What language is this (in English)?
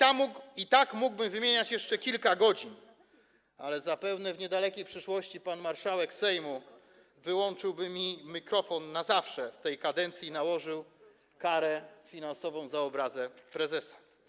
Polish